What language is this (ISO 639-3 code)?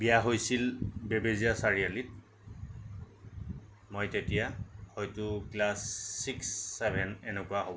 asm